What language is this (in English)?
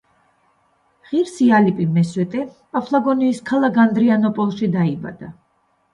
Georgian